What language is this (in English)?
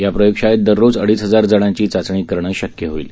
Marathi